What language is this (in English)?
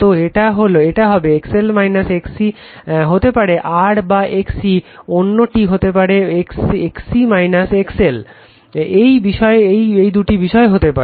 Bangla